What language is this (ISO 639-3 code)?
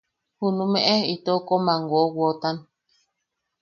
yaq